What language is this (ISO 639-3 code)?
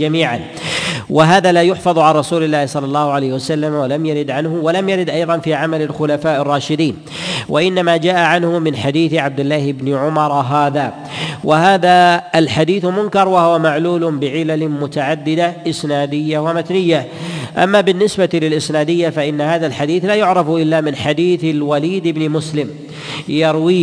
ara